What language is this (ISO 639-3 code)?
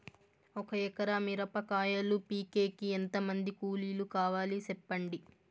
tel